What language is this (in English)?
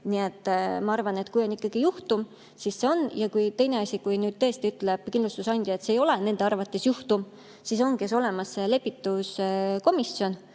Estonian